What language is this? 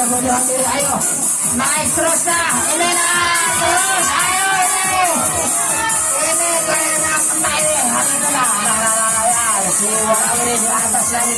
Indonesian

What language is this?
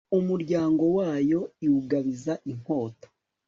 Kinyarwanda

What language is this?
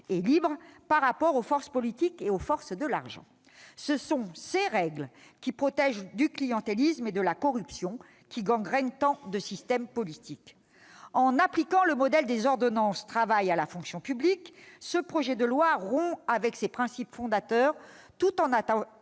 French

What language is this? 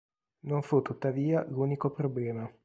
Italian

